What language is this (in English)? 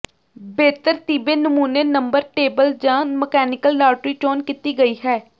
Punjabi